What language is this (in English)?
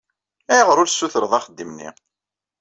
Kabyle